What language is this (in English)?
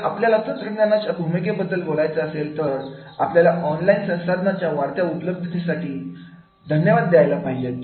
Marathi